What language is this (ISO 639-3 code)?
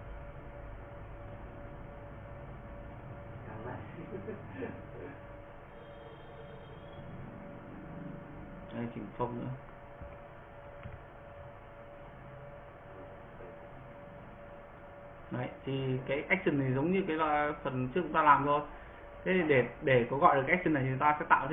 vie